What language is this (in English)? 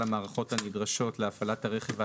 Hebrew